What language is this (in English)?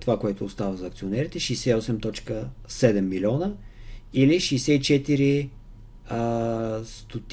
Bulgarian